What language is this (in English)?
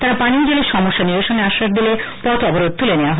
Bangla